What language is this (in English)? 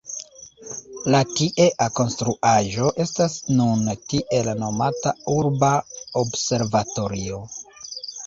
Esperanto